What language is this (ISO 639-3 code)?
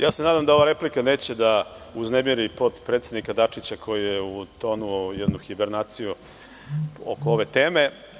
srp